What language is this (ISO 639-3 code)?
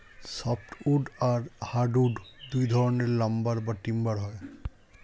ben